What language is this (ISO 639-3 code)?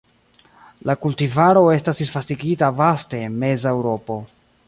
epo